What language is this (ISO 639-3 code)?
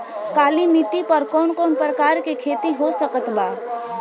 bho